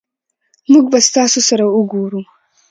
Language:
Pashto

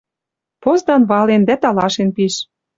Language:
Western Mari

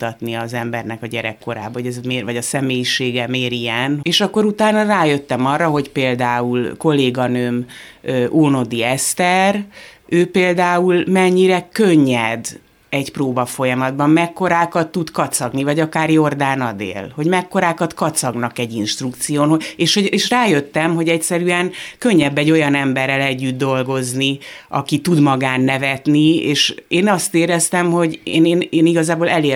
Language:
Hungarian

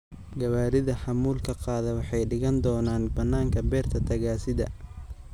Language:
Somali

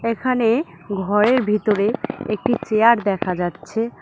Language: Bangla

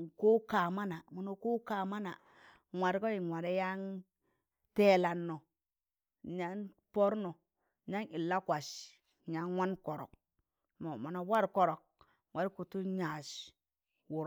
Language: Tangale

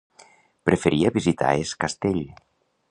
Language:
Catalan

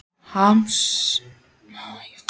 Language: Icelandic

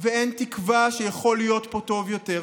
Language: Hebrew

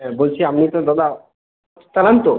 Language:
Bangla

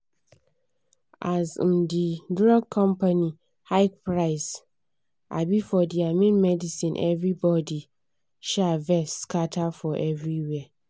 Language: Nigerian Pidgin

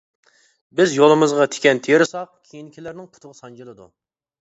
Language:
Uyghur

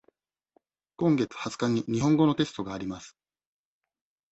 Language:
Japanese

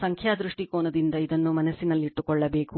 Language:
Kannada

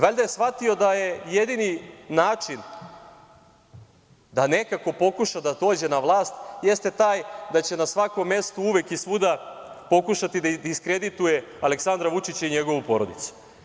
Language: Serbian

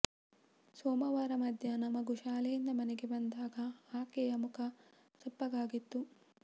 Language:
Kannada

